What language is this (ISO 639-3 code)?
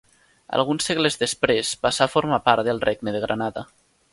cat